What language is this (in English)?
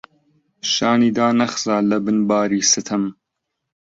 Central Kurdish